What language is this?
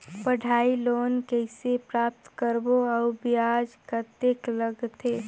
Chhattisgarhi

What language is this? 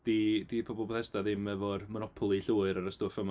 Welsh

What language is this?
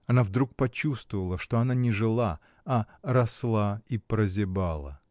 Russian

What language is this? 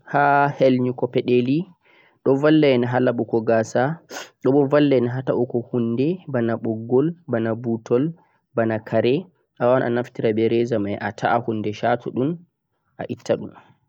Central-Eastern Niger Fulfulde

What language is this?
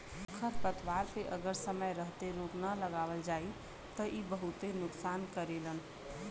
Bhojpuri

